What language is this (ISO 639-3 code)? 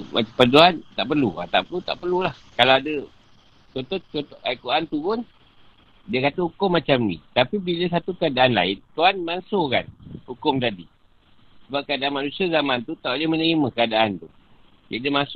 msa